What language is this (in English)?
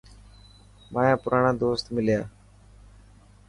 Dhatki